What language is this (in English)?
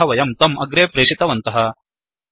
Sanskrit